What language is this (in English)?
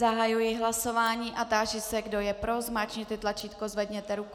Czech